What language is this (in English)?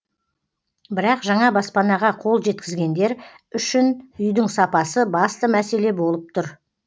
Kazakh